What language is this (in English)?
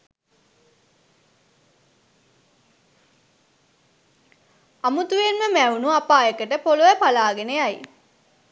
Sinhala